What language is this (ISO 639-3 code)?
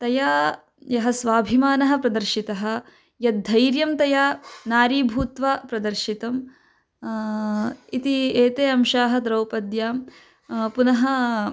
san